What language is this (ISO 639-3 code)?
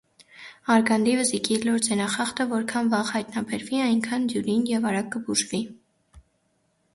hye